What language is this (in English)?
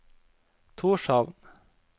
Norwegian